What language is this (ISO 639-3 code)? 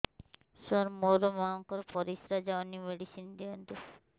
ori